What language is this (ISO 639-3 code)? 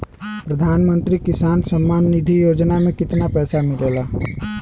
bho